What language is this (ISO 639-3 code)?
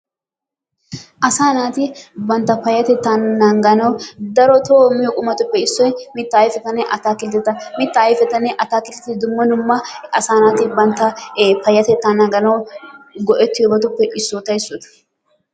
wal